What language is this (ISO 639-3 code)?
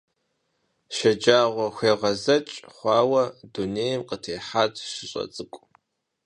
kbd